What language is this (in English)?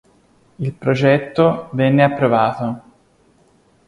Italian